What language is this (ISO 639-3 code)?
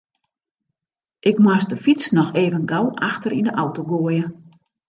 fry